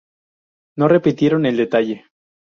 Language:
Spanish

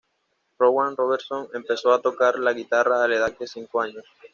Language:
Spanish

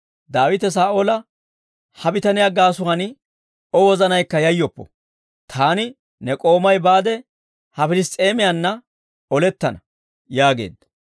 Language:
Dawro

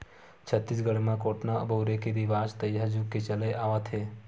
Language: Chhattisgarhi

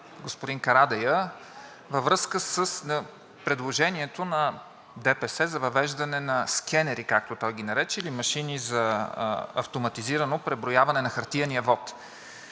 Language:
Bulgarian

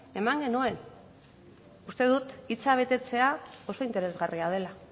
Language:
Basque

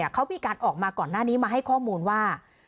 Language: Thai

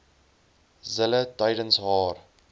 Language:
Afrikaans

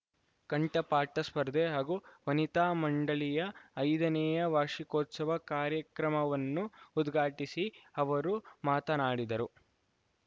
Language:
Kannada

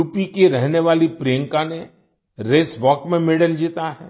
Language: Hindi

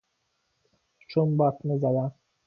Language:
Persian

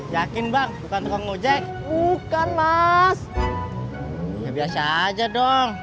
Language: Indonesian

